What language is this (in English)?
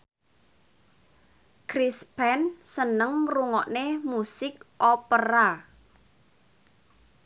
Javanese